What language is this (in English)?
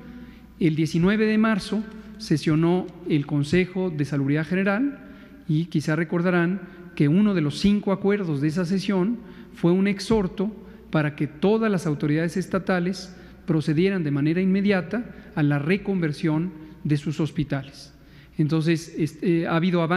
Spanish